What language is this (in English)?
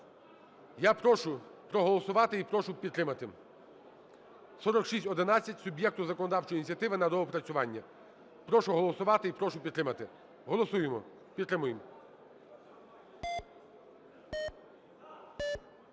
Ukrainian